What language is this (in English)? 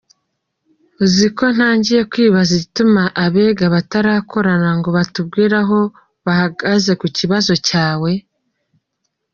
Kinyarwanda